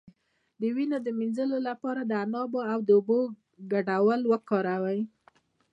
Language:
Pashto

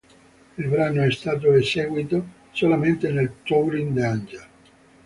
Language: Italian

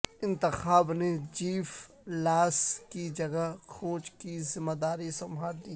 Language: Urdu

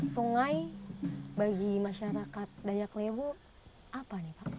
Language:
Indonesian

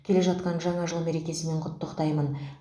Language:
Kazakh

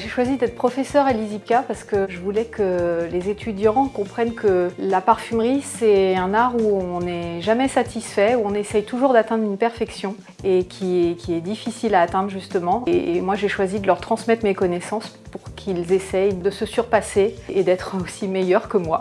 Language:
French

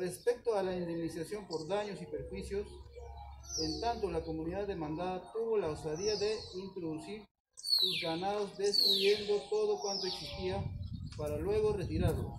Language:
Spanish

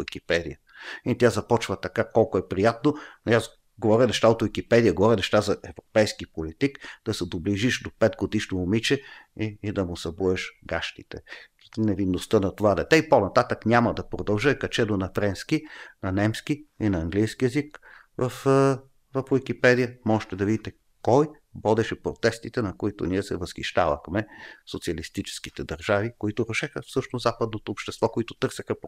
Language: Bulgarian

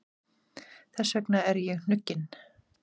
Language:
Icelandic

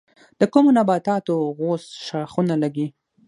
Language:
Pashto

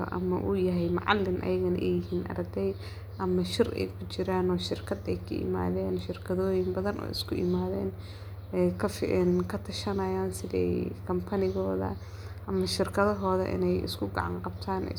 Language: Somali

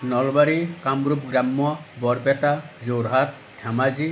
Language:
Assamese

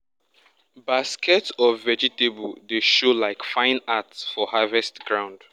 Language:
Nigerian Pidgin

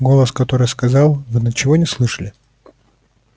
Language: Russian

